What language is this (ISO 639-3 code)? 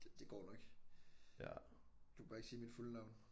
dan